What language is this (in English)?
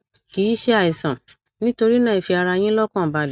Yoruba